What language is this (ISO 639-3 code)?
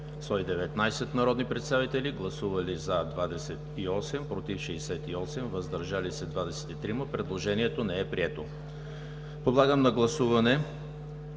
bul